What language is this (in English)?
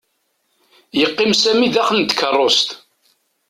Kabyle